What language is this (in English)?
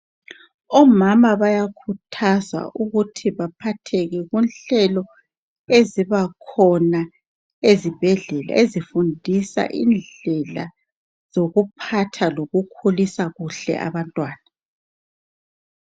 North Ndebele